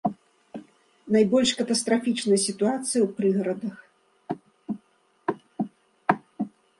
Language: Belarusian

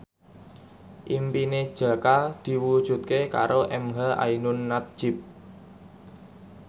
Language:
Javanese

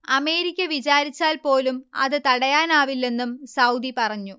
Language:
Malayalam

